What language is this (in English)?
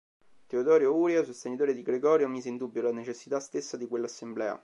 Italian